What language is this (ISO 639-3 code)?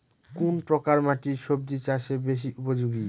ben